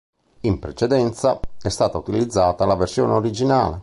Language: Italian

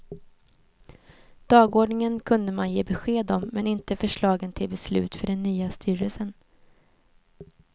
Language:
Swedish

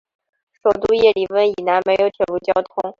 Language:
Chinese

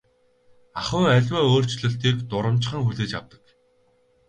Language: Mongolian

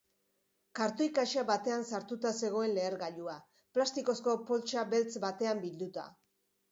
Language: Basque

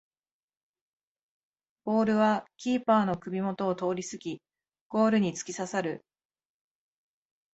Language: Japanese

